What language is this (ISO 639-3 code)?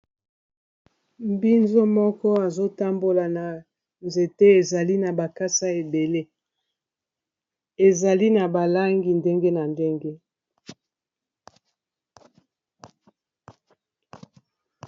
lin